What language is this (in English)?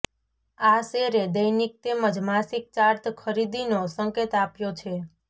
Gujarati